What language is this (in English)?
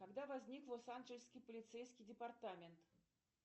Russian